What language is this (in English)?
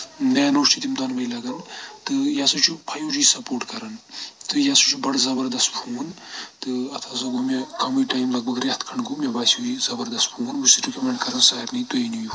Kashmiri